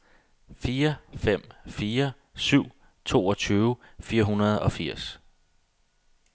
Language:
Danish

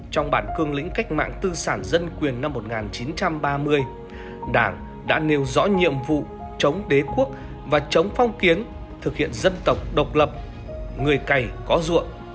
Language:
Vietnamese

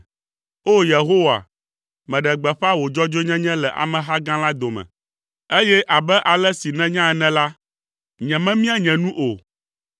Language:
Ewe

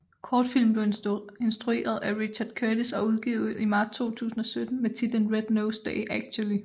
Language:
Danish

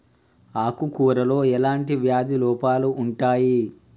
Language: Telugu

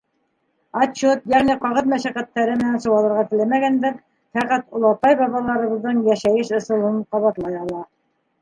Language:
Bashkir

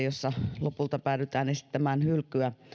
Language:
Finnish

